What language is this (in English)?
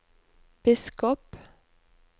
Norwegian